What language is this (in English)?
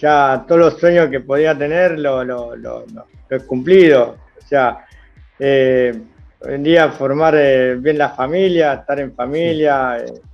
Spanish